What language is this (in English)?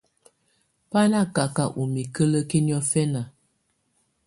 Tunen